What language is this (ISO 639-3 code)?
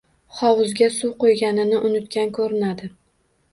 uzb